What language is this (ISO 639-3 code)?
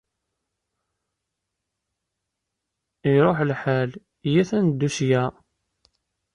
kab